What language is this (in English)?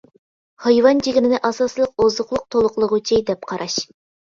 Uyghur